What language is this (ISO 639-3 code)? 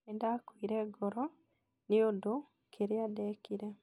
kik